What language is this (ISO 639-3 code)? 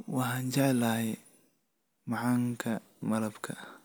som